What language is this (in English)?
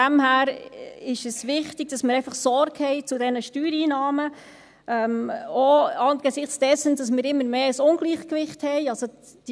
Swiss German